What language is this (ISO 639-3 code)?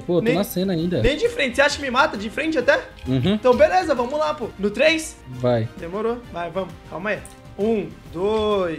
por